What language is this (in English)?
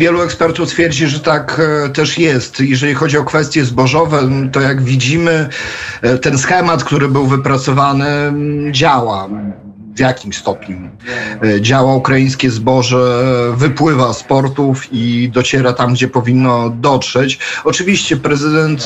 Polish